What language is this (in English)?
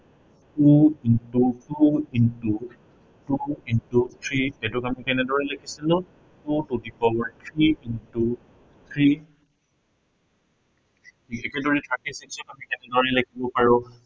Assamese